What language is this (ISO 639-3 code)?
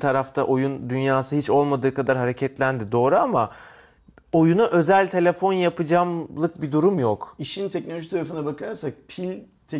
tur